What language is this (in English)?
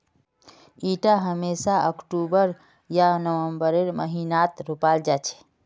Magahi